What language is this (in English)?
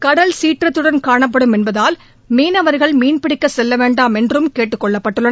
Tamil